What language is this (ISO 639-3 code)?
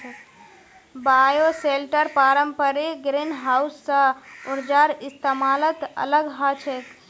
mag